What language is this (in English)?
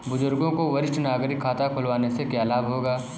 Hindi